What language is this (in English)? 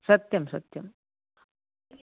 Sanskrit